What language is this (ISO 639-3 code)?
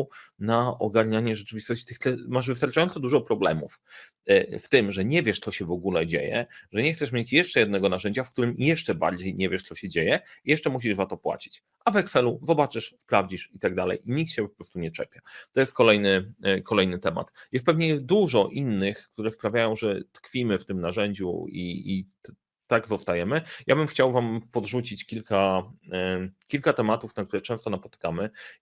pol